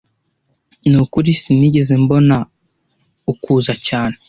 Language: Kinyarwanda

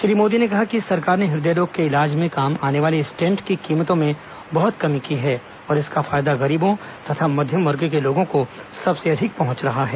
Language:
Hindi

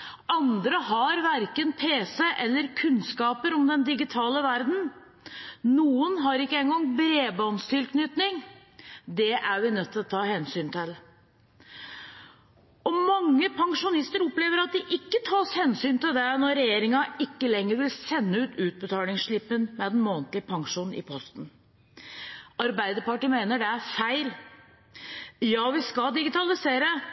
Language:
Norwegian Bokmål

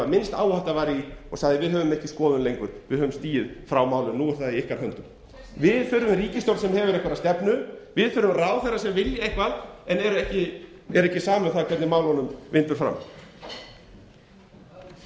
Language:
Icelandic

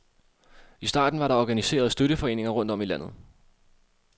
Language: Danish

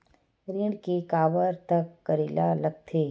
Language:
Chhattisgarhi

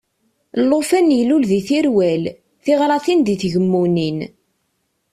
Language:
Kabyle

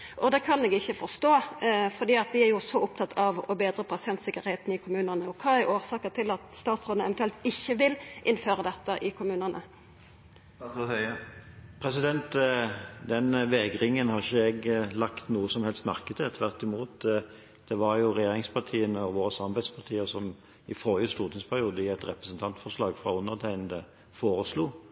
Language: Norwegian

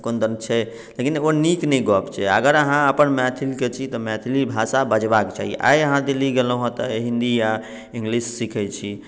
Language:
Maithili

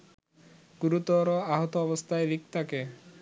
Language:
Bangla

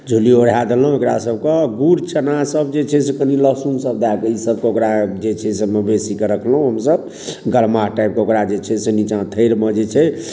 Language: Maithili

